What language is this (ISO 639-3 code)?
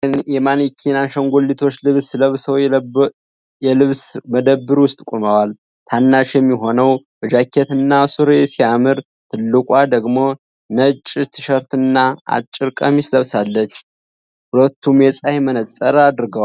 amh